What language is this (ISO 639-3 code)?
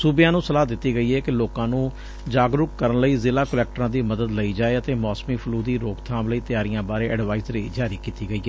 pan